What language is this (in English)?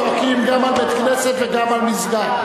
Hebrew